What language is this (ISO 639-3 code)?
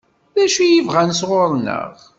kab